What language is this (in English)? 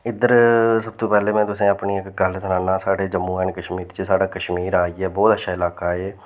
Dogri